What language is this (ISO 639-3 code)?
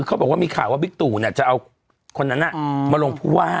tha